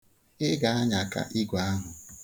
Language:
Igbo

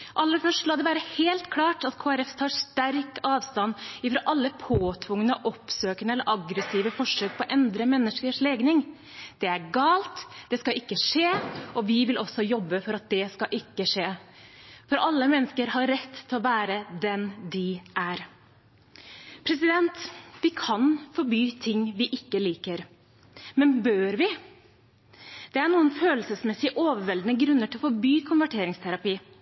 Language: Norwegian Bokmål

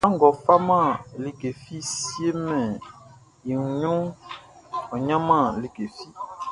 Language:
Baoulé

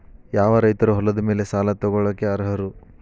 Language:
Kannada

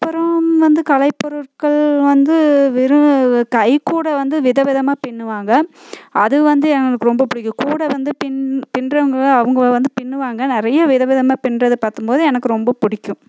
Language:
Tamil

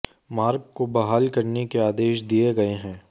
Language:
Hindi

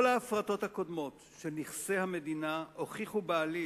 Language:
Hebrew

